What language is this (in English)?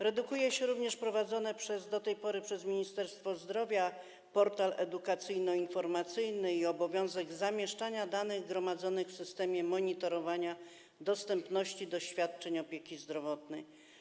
Polish